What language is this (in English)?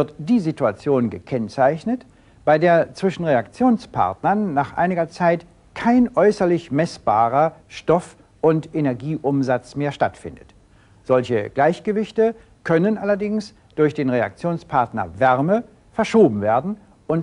German